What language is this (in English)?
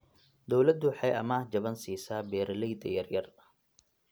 Somali